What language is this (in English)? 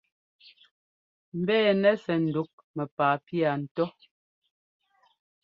Ngomba